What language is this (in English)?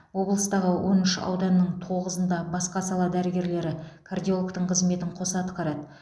Kazakh